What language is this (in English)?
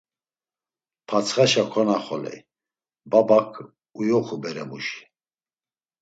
Laz